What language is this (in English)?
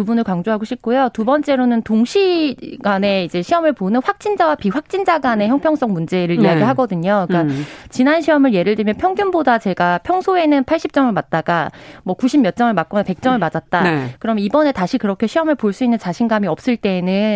Korean